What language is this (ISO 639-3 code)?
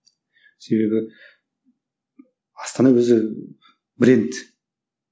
kaz